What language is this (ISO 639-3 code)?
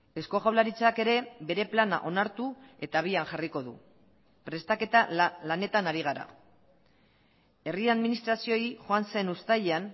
eus